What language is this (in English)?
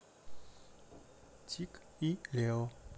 Russian